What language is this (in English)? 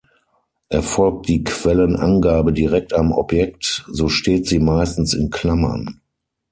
German